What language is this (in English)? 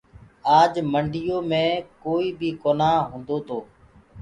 Gurgula